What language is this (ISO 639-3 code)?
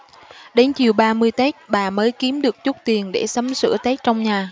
vie